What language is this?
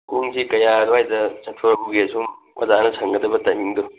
Manipuri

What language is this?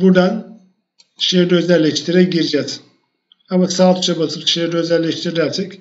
Turkish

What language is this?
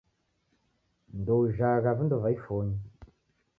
Taita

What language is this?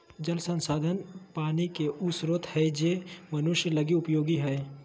Magahi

